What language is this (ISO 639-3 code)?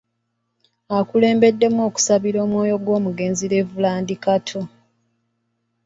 lug